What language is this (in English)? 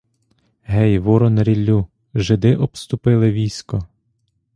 Ukrainian